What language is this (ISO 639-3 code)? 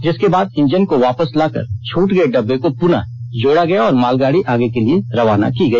hin